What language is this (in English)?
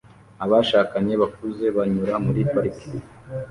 Kinyarwanda